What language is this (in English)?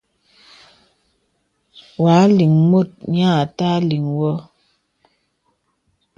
Bebele